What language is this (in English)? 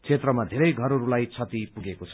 Nepali